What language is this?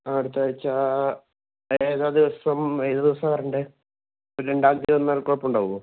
Malayalam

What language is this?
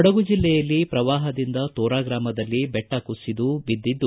Kannada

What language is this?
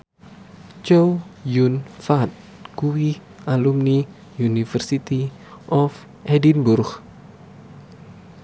Javanese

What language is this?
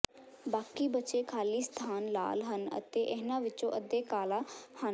Punjabi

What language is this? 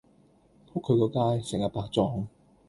Cantonese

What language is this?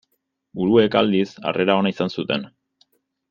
Basque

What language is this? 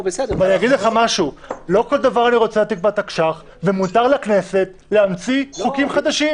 Hebrew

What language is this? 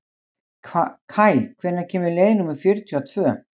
Icelandic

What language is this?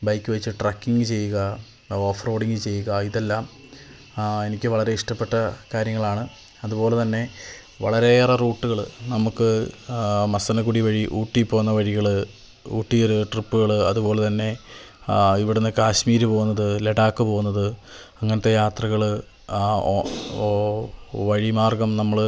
Malayalam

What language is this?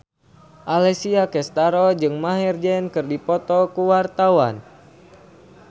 Sundanese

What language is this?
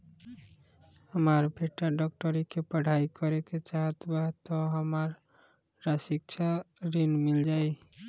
Bhojpuri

